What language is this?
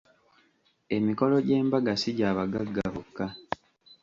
Ganda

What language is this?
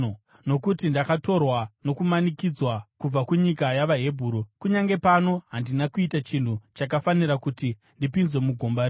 Shona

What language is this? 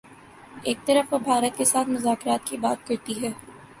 Urdu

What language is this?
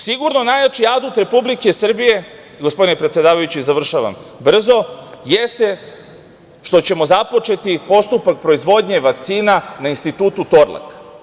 Serbian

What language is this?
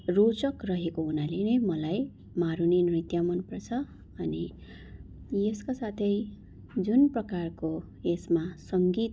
Nepali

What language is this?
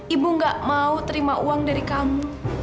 Indonesian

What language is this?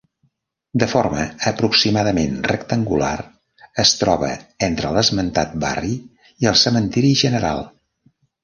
Catalan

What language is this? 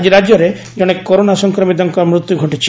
Odia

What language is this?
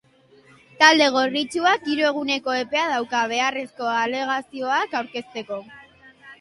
Basque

